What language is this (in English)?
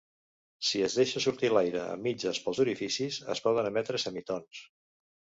Catalan